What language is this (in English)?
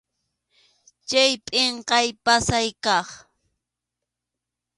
Arequipa-La Unión Quechua